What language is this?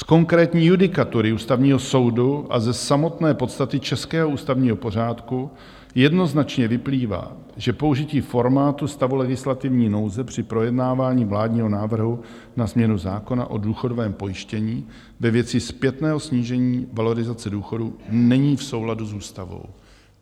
Czech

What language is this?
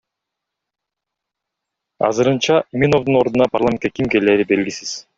Kyrgyz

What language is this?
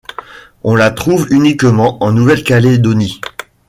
French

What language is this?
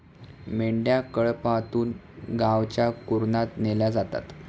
Marathi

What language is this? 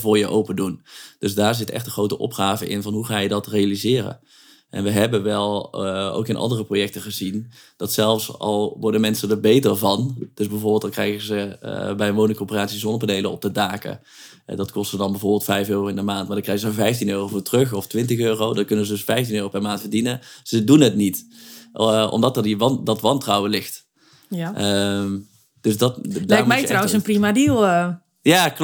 Dutch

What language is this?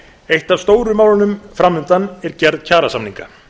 Icelandic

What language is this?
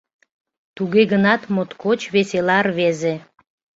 Mari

